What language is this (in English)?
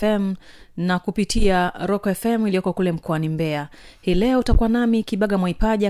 Swahili